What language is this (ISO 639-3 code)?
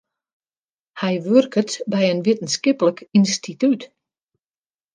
fry